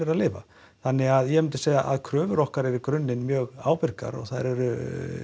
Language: Icelandic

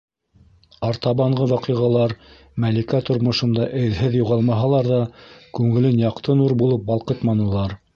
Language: Bashkir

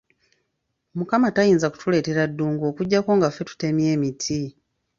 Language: Ganda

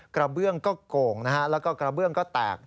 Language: Thai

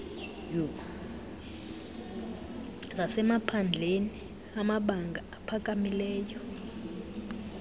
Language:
Xhosa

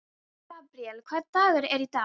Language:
Icelandic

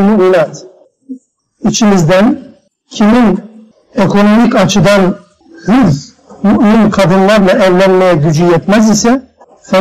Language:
Turkish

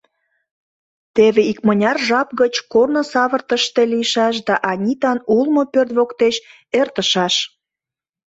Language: Mari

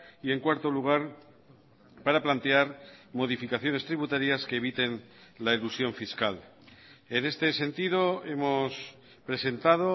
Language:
Spanish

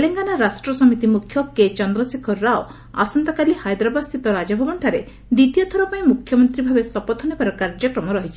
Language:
Odia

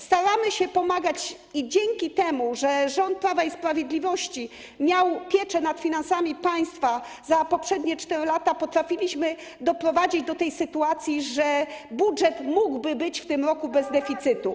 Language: Polish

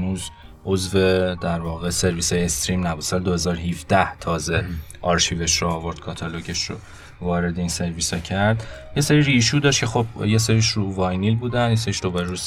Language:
Persian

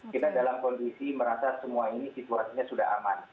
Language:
Indonesian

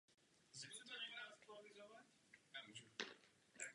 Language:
Czech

